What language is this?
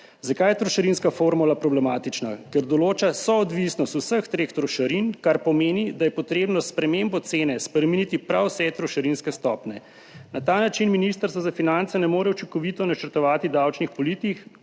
Slovenian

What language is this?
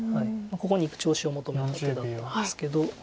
Japanese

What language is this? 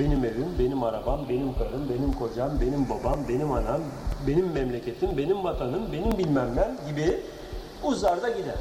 Turkish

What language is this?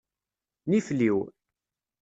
Kabyle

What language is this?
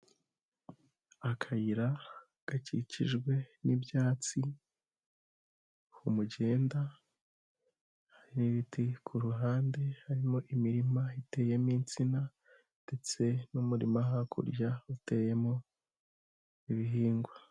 Kinyarwanda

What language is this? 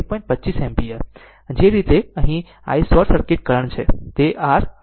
Gujarati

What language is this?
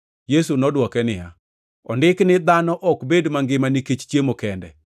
Luo (Kenya and Tanzania)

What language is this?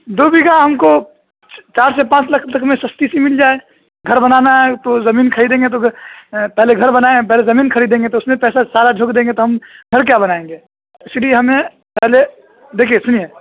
Urdu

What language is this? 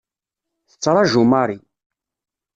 Kabyle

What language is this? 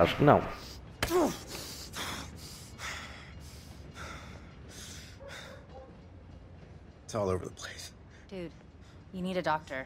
Portuguese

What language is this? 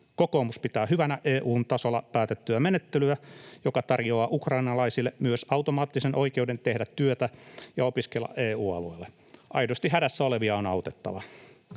Finnish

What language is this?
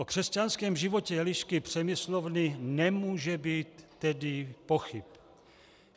Czech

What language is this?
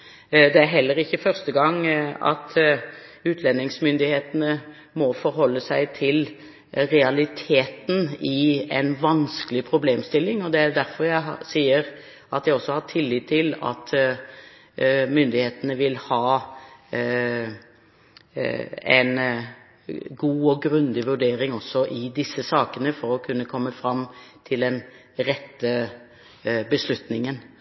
Norwegian Bokmål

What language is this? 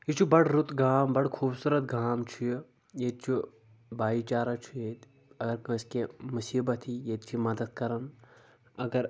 Kashmiri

